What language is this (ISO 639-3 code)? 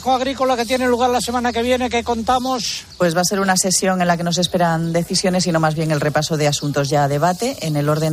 spa